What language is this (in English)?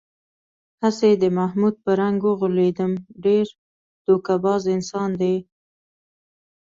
Pashto